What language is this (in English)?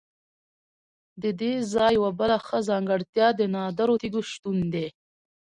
Pashto